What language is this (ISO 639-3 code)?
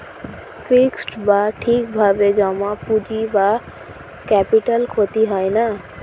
ben